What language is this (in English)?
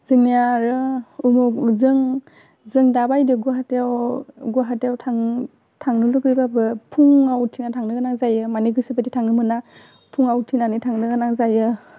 Bodo